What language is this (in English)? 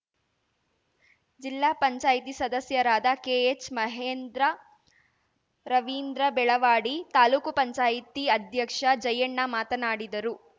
Kannada